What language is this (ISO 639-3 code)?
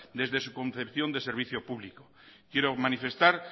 spa